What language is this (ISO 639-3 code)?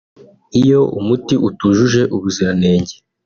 kin